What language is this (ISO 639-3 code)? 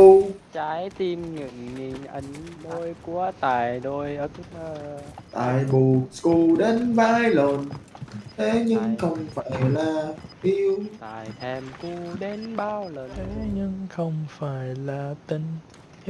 vie